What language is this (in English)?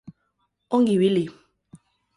Basque